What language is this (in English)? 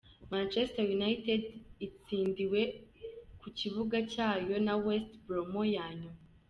Kinyarwanda